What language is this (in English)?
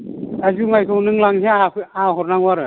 Bodo